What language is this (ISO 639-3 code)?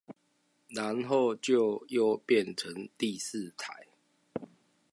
zho